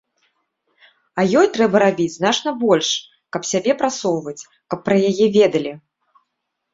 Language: Belarusian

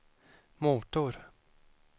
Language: Swedish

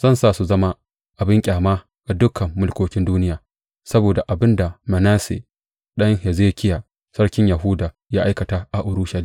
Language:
Hausa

